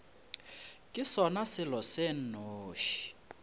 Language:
Northern Sotho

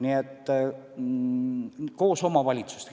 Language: Estonian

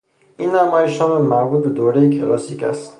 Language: Persian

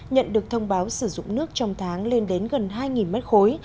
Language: Vietnamese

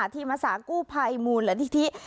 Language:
Thai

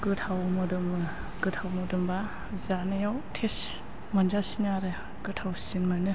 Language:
Bodo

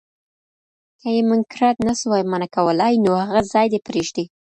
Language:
Pashto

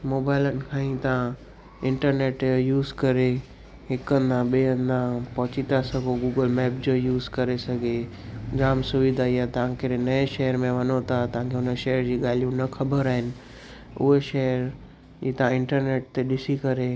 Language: Sindhi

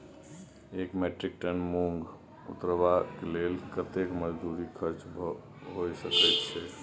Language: Maithili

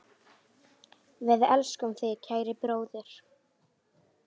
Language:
Icelandic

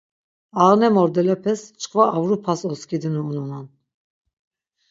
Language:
Laz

